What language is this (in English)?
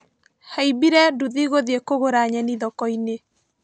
Kikuyu